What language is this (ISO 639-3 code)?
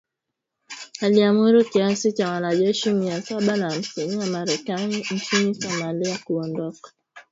swa